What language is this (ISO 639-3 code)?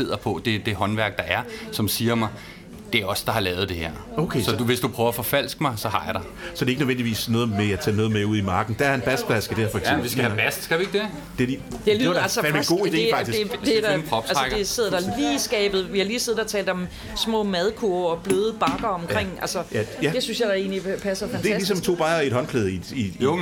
dan